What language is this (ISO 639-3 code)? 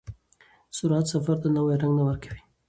pus